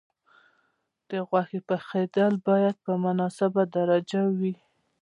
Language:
Pashto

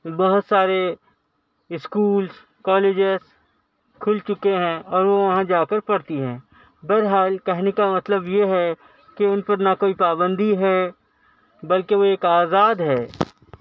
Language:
Urdu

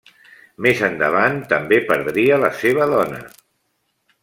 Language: Catalan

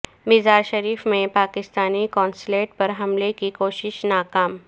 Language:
Urdu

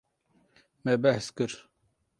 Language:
Kurdish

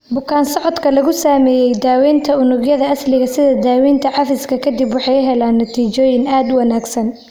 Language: Somali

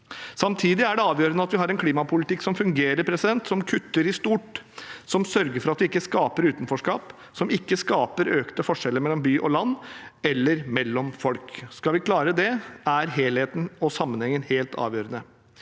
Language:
Norwegian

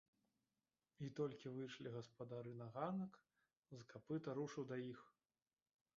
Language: Belarusian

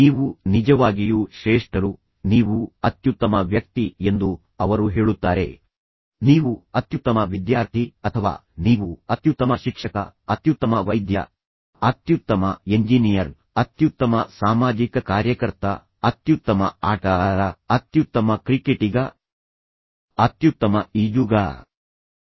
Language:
Kannada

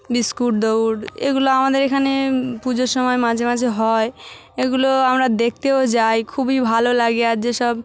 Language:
Bangla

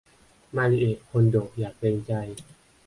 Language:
Thai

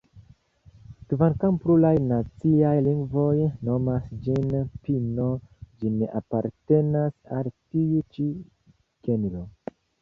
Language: Esperanto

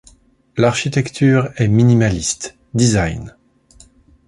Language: French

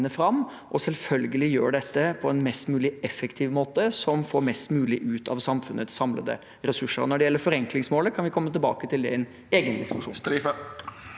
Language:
Norwegian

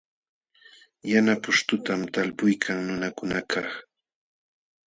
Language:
Jauja Wanca Quechua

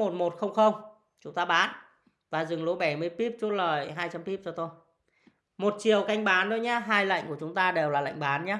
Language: Vietnamese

